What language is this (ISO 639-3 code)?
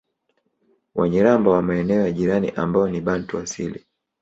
swa